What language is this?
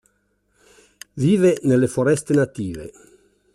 Italian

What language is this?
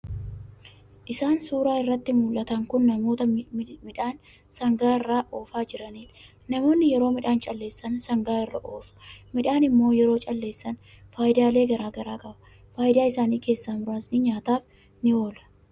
Oromo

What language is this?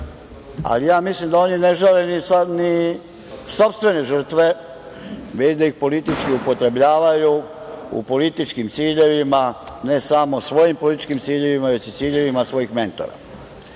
Serbian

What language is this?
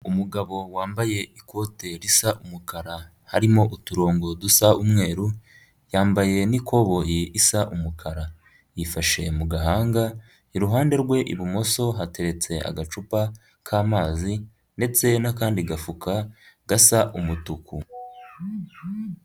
Kinyarwanda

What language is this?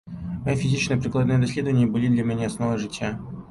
Belarusian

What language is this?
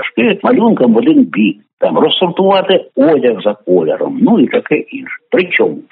Ukrainian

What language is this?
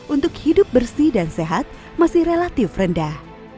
Indonesian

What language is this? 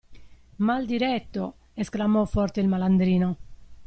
Italian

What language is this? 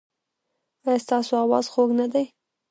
Pashto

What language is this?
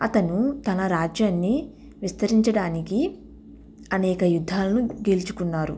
Telugu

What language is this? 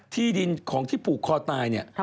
Thai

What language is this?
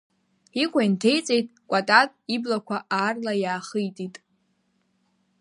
Abkhazian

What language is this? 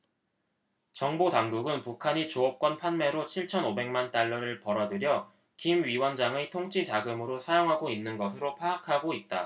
Korean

